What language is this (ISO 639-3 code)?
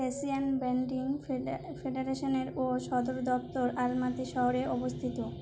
ben